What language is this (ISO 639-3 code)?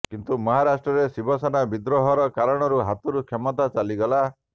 ori